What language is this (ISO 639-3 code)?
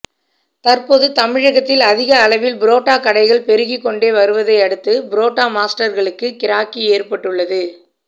tam